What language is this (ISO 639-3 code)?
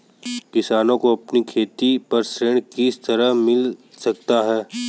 hin